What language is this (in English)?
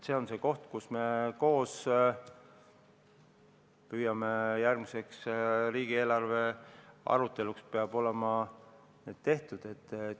Estonian